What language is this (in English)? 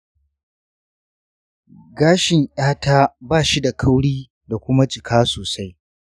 Hausa